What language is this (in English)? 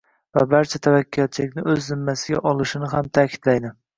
Uzbek